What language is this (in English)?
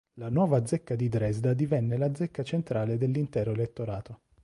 Italian